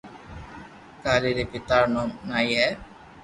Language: Loarki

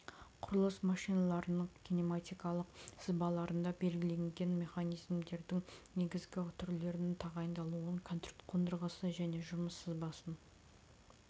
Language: Kazakh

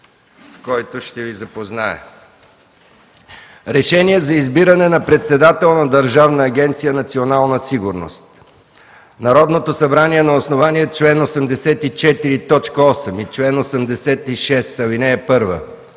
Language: Bulgarian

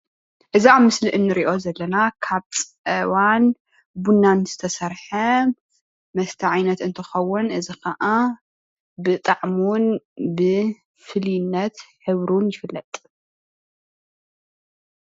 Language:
Tigrinya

